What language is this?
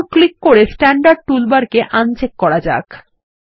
Bangla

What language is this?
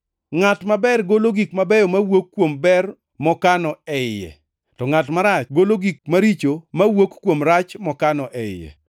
Luo (Kenya and Tanzania)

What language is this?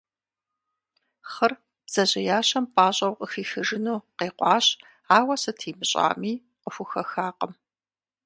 Kabardian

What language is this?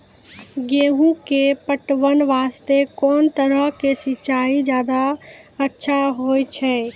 Maithili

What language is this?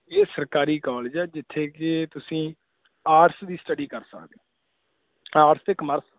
Punjabi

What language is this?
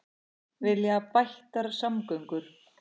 Icelandic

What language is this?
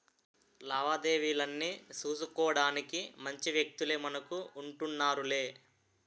Telugu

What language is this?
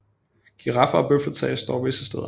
Danish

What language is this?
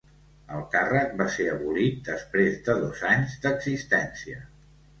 Catalan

